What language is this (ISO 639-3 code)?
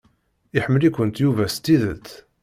kab